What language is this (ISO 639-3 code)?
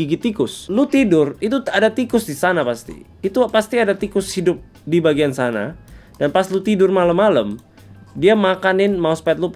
ind